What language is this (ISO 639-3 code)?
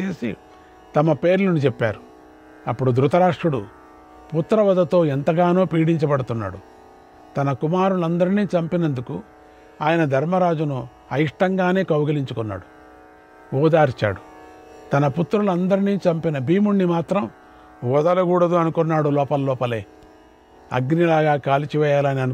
tel